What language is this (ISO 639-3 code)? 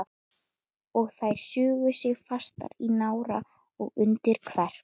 isl